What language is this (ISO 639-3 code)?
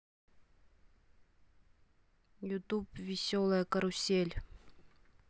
rus